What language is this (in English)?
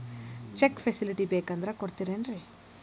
Kannada